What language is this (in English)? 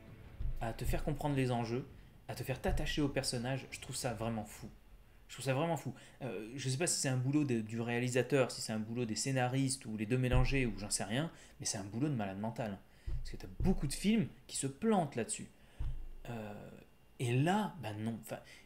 French